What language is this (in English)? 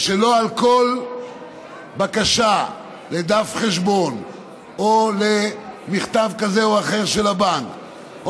Hebrew